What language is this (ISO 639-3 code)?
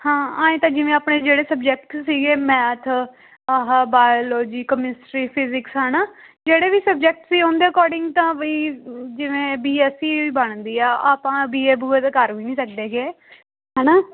pan